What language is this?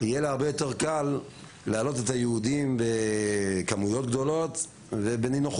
Hebrew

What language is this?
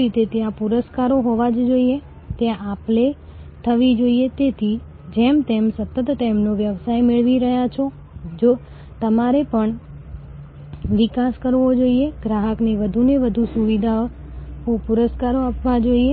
Gujarati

